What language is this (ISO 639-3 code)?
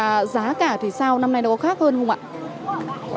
vie